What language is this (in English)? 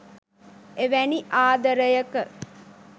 Sinhala